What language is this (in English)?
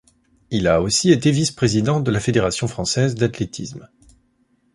French